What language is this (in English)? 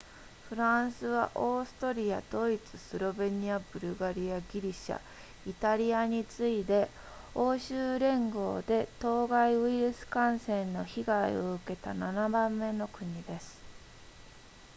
Japanese